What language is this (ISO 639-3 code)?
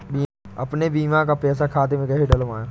hin